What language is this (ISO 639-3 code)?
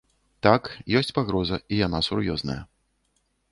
bel